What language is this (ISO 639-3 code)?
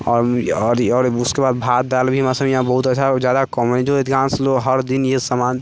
mai